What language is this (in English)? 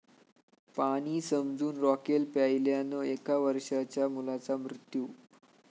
Marathi